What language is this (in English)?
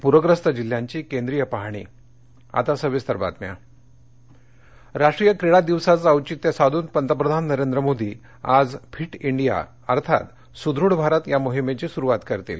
Marathi